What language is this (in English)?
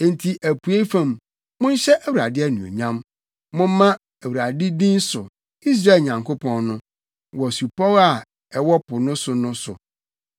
Akan